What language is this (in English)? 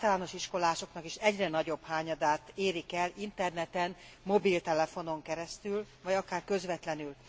Hungarian